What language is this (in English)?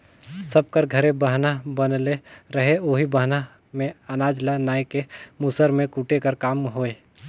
Chhattisgarhi